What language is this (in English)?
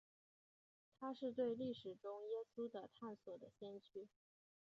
Chinese